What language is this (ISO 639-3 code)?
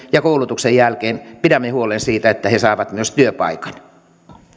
fin